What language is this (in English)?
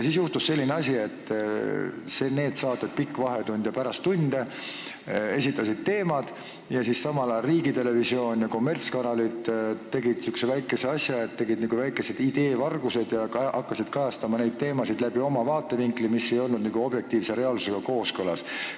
Estonian